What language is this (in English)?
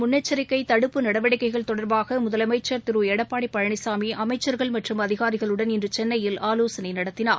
Tamil